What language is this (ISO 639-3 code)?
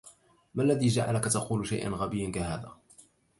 ara